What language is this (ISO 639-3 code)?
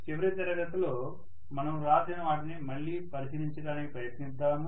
tel